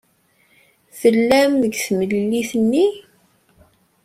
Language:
Kabyle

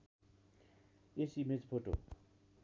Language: Nepali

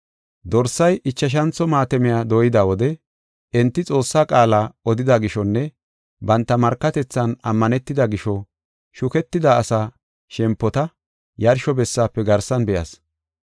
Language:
Gofa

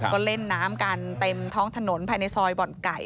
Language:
Thai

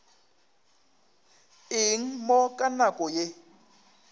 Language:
Northern Sotho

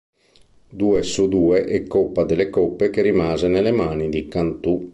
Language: Italian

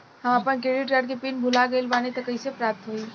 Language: Bhojpuri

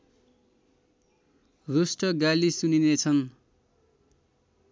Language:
Nepali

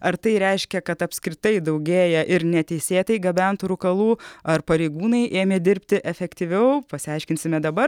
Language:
Lithuanian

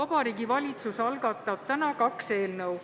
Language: Estonian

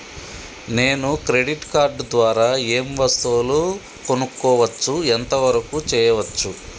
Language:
Telugu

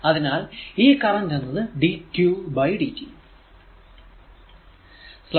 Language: Malayalam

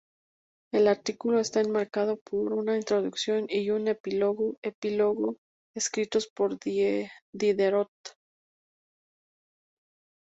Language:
Spanish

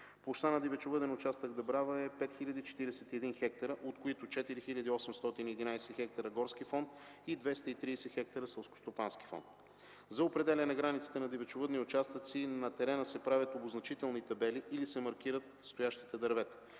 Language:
Bulgarian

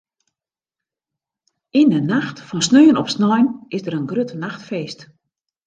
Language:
Western Frisian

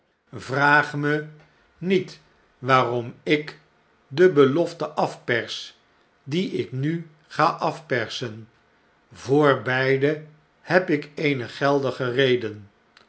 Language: Dutch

